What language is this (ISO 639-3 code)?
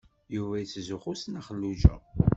kab